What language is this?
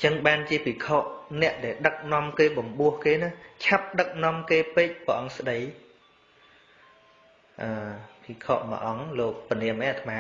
Vietnamese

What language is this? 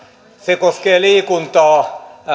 Finnish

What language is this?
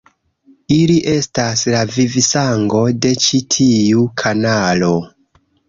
Esperanto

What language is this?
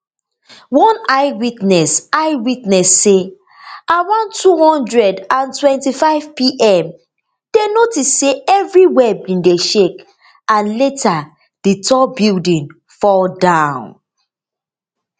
Nigerian Pidgin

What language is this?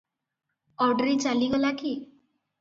Odia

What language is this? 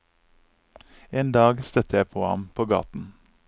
Norwegian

